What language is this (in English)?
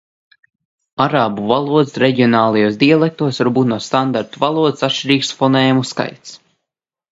Latvian